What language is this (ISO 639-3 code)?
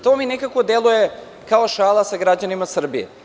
srp